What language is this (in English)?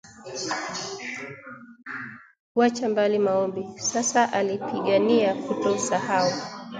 Swahili